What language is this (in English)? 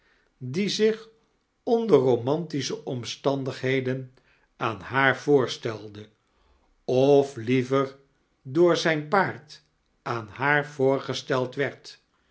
Dutch